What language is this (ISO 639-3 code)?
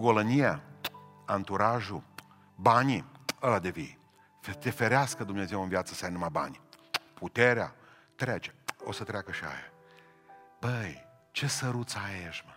ron